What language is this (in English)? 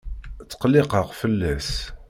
Kabyle